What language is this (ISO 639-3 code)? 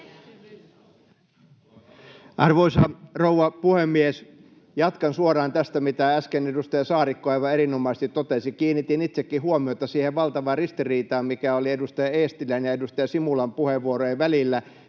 fin